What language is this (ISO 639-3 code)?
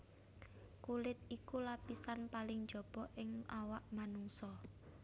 jav